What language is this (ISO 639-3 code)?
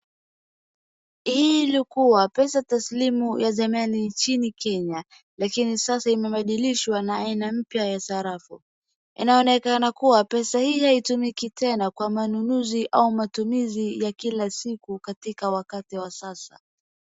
swa